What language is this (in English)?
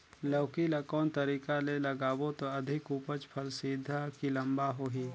Chhattisgarhi